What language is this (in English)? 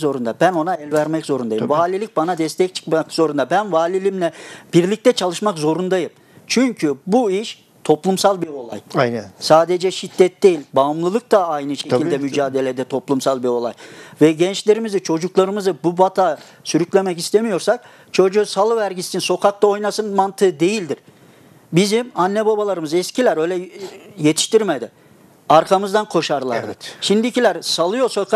Turkish